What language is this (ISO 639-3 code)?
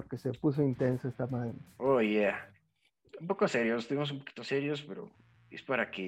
spa